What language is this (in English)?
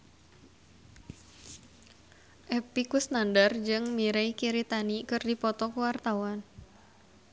Sundanese